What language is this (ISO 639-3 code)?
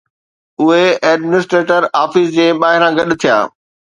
snd